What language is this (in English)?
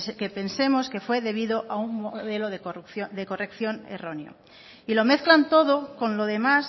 Spanish